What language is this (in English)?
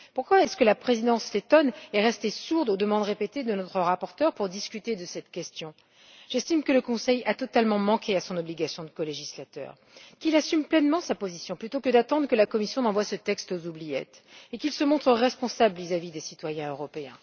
French